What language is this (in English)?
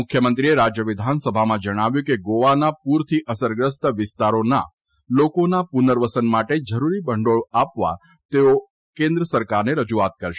Gujarati